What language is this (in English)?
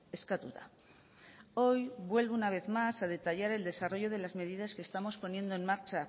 Spanish